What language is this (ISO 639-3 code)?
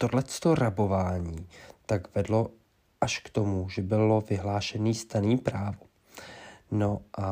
ces